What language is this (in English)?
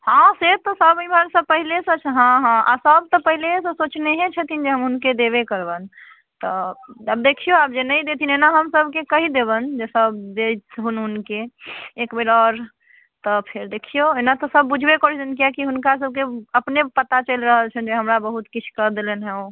Maithili